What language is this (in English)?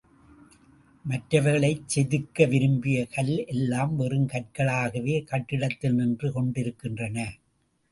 Tamil